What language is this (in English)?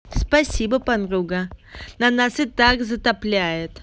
Russian